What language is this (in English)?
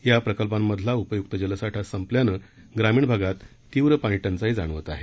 Marathi